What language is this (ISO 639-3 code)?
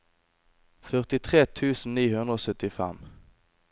nor